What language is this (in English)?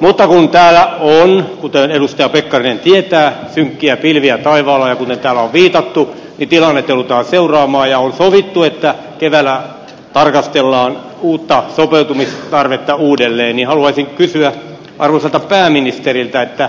Finnish